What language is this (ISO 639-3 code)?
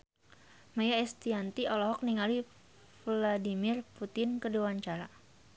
sun